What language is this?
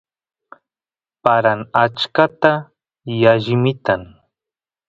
Santiago del Estero Quichua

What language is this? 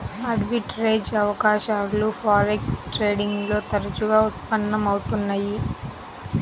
Telugu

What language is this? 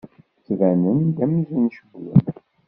Kabyle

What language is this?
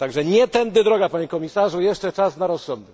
Polish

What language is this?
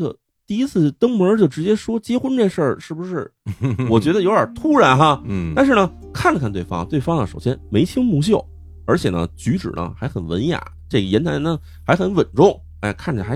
Chinese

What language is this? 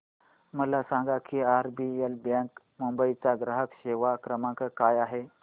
Marathi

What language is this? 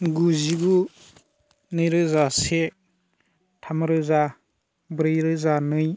Bodo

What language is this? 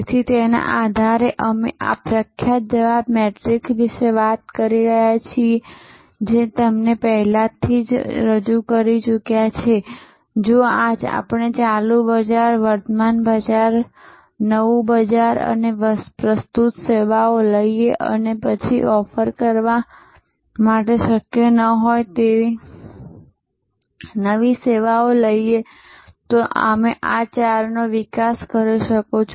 Gujarati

